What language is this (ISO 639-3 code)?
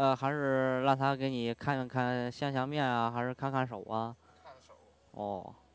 zho